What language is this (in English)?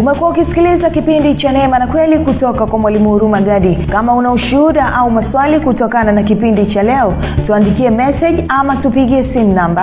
Swahili